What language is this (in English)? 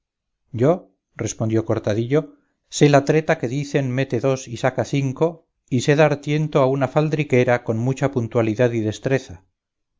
Spanish